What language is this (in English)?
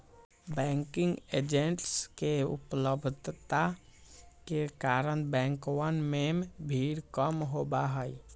Magahi